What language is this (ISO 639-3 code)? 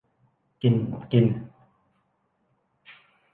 tha